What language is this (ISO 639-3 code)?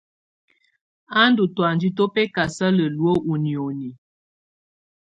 tvu